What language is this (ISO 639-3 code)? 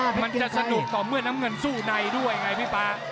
tha